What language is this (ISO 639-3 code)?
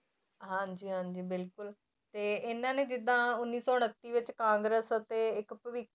pan